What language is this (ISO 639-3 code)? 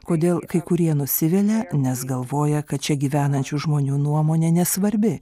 lit